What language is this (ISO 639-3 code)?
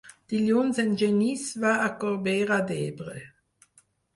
cat